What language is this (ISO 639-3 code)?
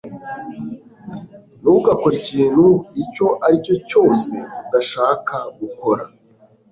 kin